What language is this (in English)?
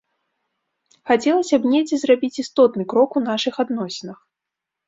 Belarusian